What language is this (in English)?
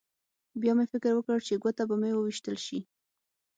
Pashto